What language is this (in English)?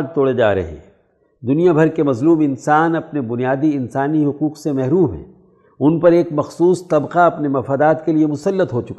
Urdu